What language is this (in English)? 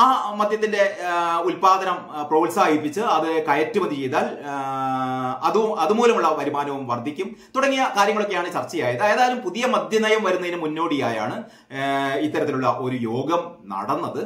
Malayalam